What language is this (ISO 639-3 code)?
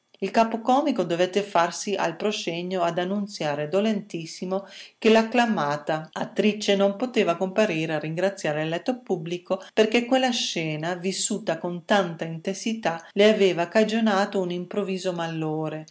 ita